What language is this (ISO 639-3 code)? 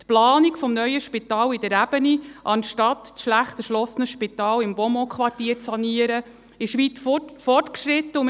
gsw